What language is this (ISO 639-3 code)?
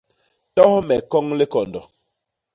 bas